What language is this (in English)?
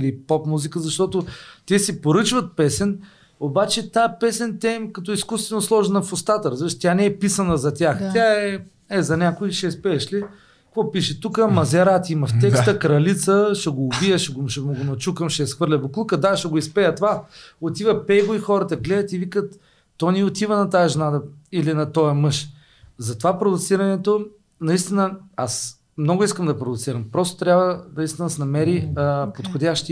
Bulgarian